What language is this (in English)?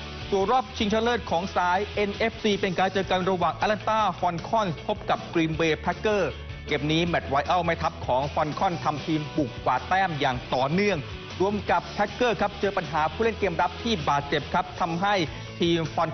Thai